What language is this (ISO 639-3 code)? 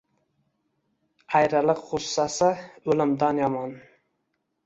uzb